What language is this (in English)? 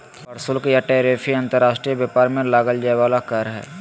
Magahi